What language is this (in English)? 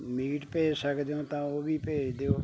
Punjabi